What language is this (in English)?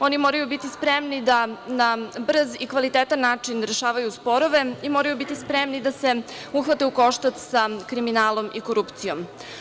Serbian